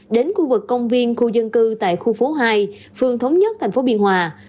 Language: Vietnamese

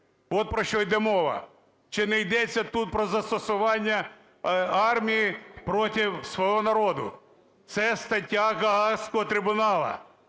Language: Ukrainian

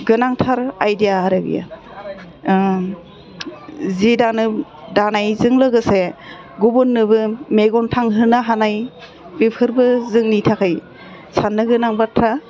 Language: Bodo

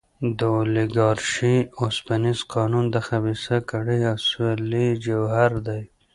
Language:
Pashto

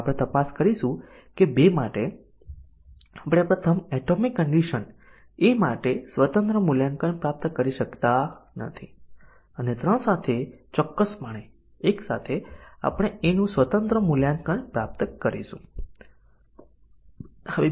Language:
Gujarati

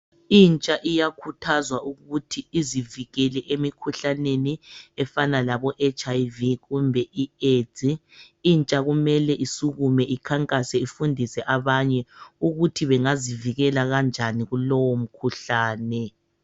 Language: North Ndebele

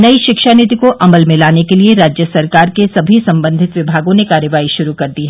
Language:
Hindi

